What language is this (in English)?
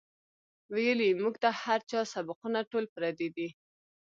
Pashto